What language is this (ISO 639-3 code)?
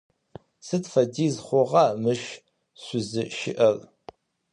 ady